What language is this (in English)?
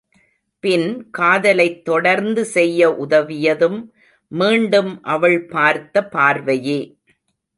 Tamil